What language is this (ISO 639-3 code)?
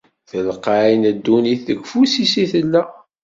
kab